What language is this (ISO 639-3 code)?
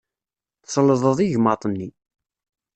kab